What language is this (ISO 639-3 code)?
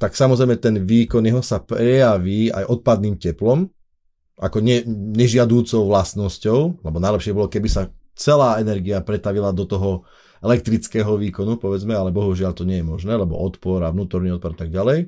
slk